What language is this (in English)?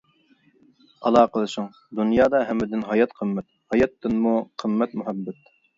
Uyghur